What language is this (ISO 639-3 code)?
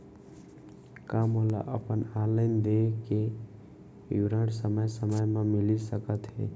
hne